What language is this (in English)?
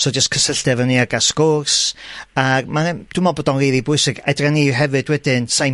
Welsh